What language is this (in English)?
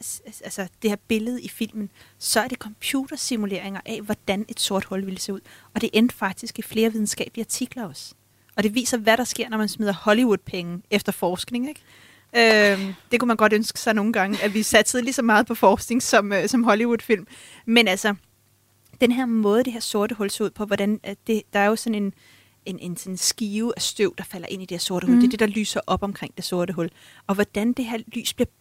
Danish